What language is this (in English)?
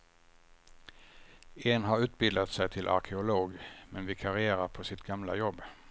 Swedish